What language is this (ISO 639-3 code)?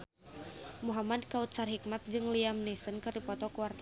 sun